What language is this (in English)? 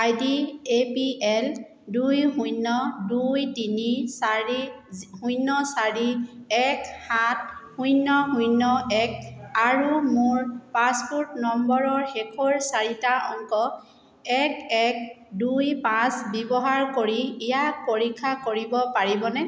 Assamese